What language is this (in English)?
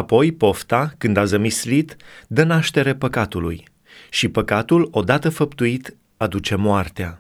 Romanian